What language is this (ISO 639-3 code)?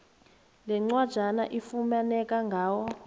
nbl